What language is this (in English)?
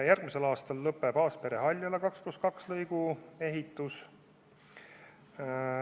Estonian